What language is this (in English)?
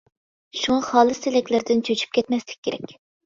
Uyghur